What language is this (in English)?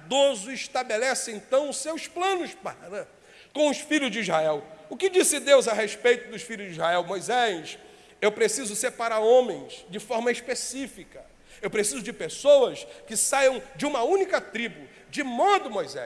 Portuguese